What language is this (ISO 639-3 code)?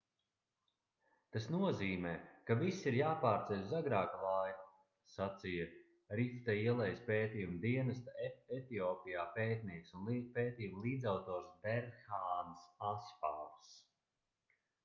lav